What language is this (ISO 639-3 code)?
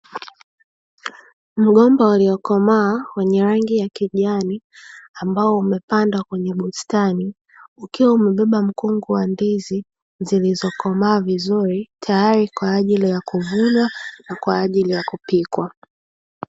swa